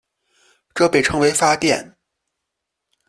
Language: Chinese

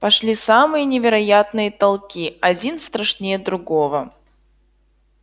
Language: Russian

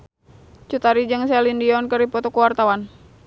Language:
Sundanese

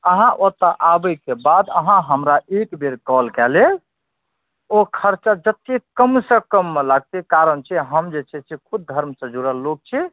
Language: Maithili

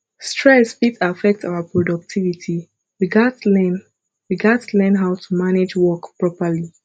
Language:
Nigerian Pidgin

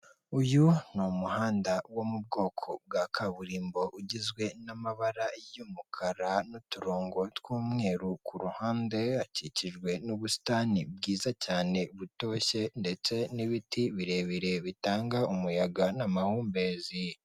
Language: Kinyarwanda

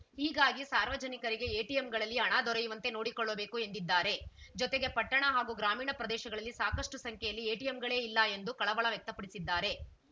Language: Kannada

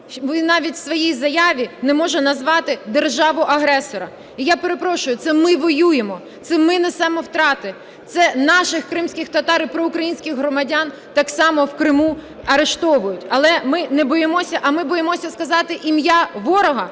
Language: Ukrainian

